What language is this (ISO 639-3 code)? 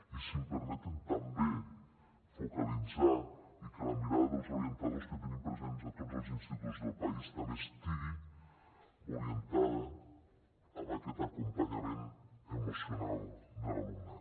cat